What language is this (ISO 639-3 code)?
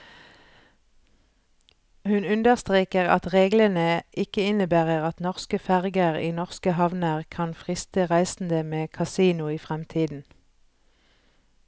nor